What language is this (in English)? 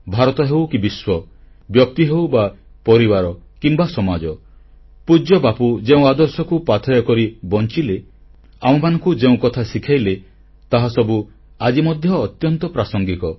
Odia